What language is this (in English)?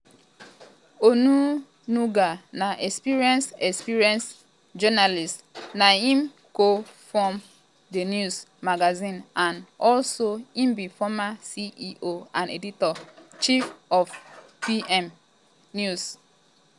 Nigerian Pidgin